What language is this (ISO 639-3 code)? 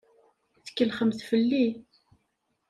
kab